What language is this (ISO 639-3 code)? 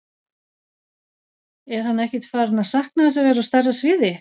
isl